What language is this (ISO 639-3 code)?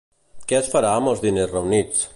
cat